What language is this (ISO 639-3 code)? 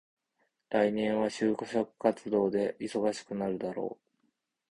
jpn